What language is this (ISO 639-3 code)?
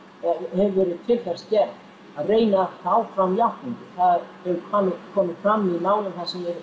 isl